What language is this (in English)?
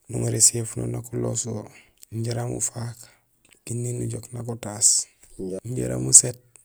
Gusilay